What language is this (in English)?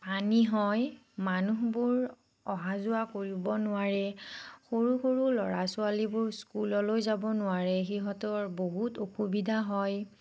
Assamese